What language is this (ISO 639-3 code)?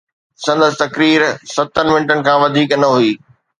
snd